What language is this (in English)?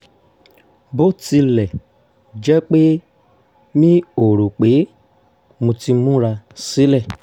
Yoruba